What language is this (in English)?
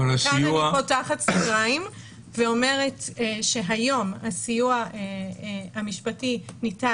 Hebrew